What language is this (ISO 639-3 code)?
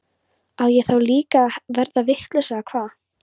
isl